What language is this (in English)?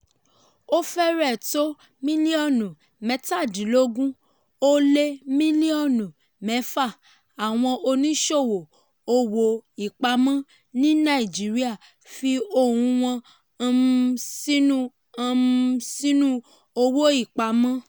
Yoruba